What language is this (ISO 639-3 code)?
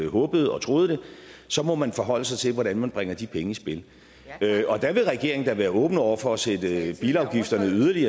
dan